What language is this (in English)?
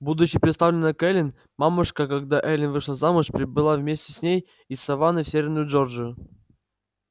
Russian